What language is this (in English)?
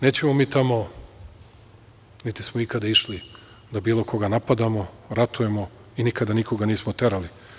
Serbian